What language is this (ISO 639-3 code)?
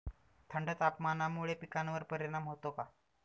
mar